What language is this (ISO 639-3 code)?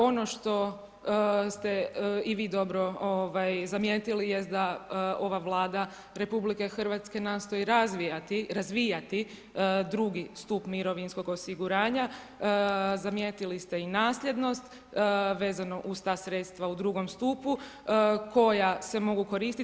hrv